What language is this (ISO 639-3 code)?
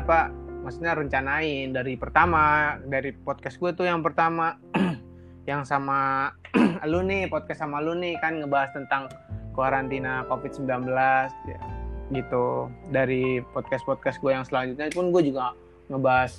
ind